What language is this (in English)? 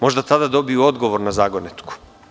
Serbian